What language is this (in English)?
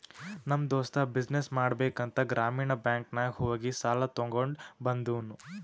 Kannada